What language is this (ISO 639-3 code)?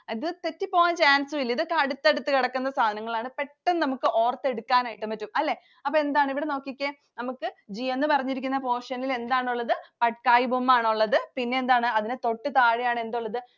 mal